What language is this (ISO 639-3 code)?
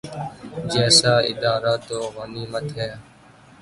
urd